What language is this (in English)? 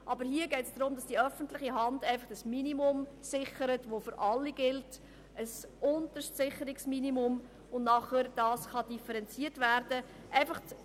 Swiss German